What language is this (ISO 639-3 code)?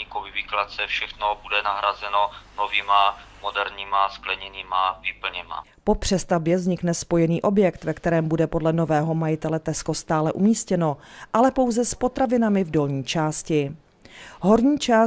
ces